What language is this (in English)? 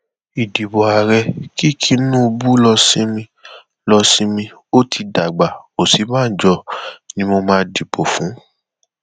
Yoruba